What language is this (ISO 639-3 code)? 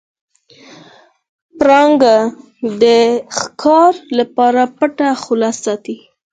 pus